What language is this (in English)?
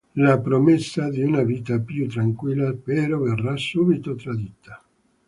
Italian